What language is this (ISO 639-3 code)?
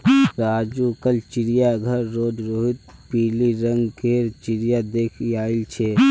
mag